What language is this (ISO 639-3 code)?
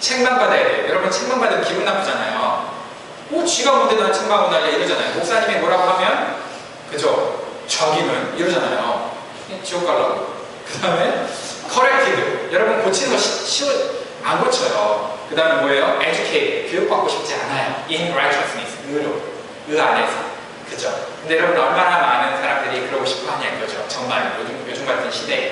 kor